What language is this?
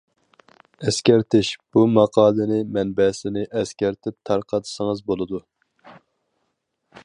Uyghur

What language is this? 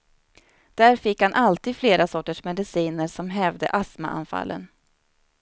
Swedish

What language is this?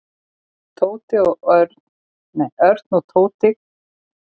Icelandic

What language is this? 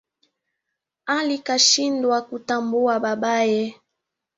Swahili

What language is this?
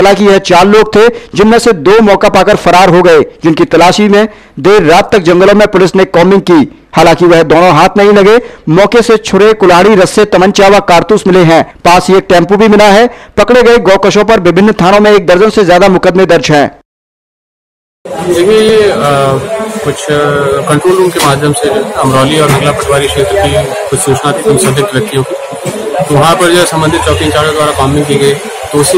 Hindi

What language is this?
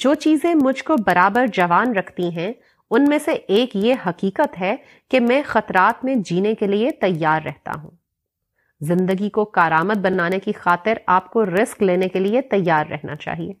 Urdu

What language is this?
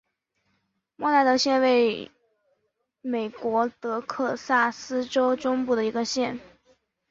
Chinese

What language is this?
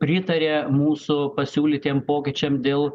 Lithuanian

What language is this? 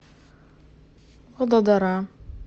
Russian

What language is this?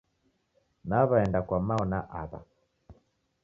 Taita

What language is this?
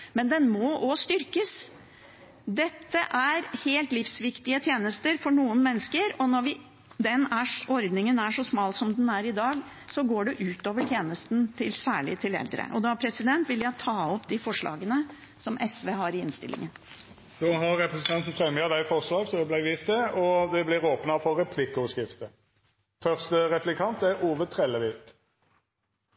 Norwegian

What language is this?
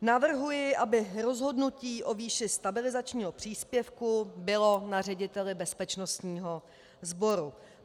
Czech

